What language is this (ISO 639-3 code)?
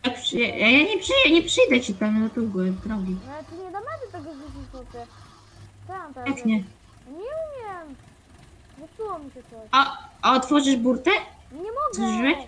pol